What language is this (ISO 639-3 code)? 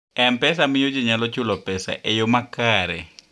luo